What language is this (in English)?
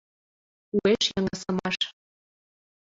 Mari